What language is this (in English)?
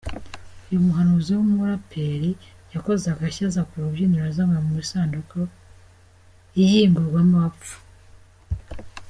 Kinyarwanda